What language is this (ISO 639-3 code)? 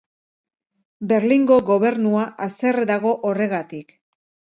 eus